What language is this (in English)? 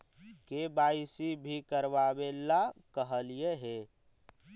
Magahi